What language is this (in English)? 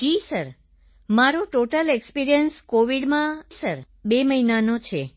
Gujarati